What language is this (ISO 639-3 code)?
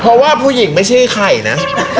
tha